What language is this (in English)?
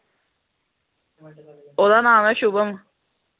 Dogri